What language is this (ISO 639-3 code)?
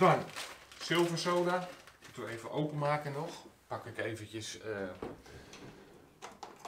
nld